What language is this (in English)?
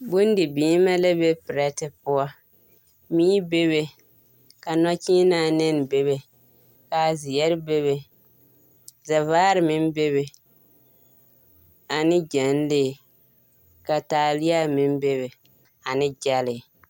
Southern Dagaare